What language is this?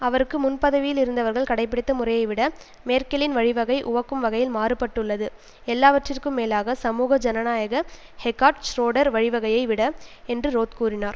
Tamil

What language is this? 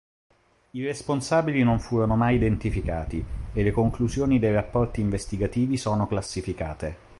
Italian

